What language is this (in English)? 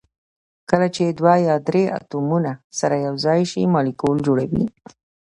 Pashto